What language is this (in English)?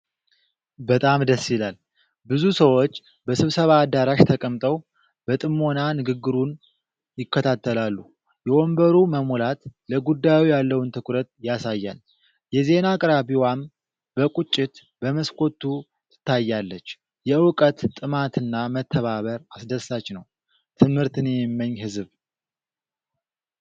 Amharic